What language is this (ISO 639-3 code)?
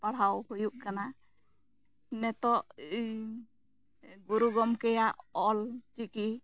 sat